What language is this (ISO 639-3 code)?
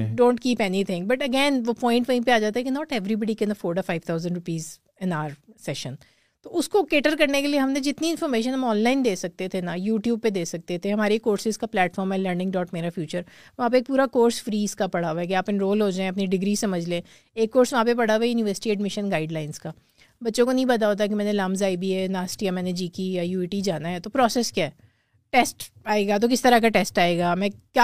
urd